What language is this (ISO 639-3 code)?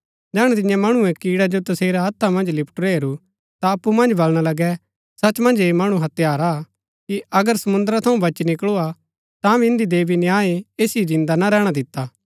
gbk